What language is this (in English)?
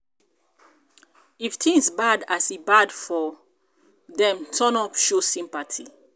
Nigerian Pidgin